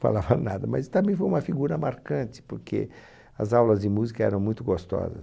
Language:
Portuguese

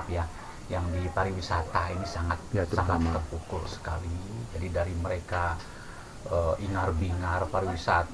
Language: Indonesian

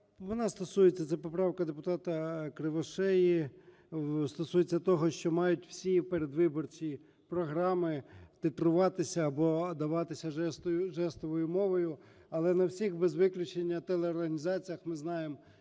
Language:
Ukrainian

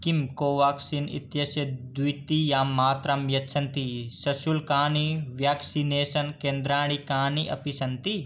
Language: Sanskrit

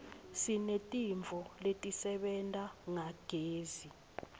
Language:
Swati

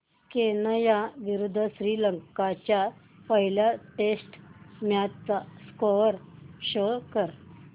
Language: Marathi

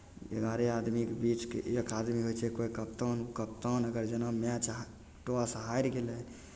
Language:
Maithili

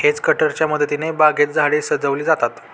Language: Marathi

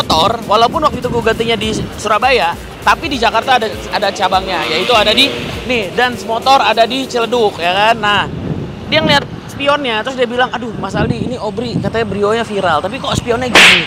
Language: Indonesian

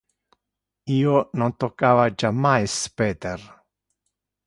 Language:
Interlingua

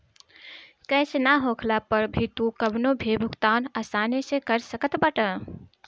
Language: Bhojpuri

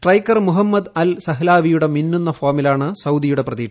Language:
Malayalam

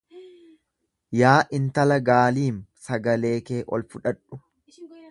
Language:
Oromo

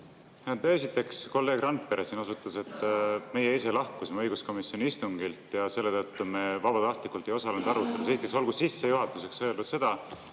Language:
Estonian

